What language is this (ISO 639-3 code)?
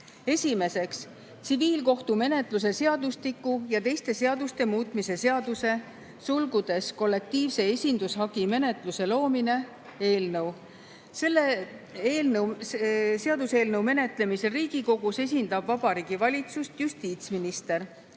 est